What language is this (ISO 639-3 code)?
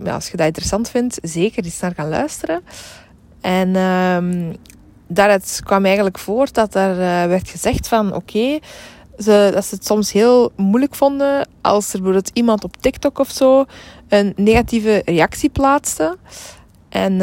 nld